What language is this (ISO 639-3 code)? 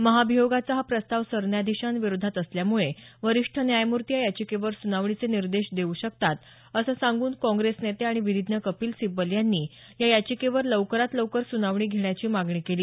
mar